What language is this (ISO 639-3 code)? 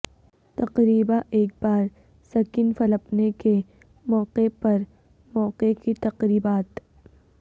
urd